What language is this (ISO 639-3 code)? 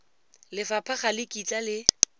tsn